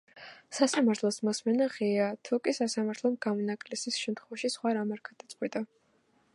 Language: Georgian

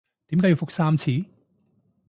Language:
Cantonese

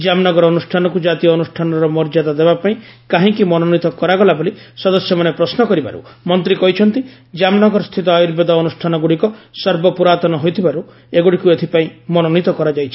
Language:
Odia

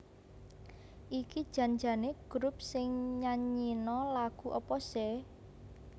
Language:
Javanese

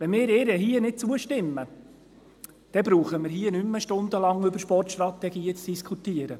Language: Swiss German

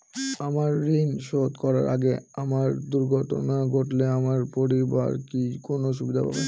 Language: Bangla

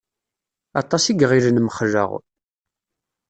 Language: Kabyle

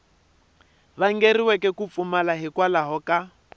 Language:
Tsonga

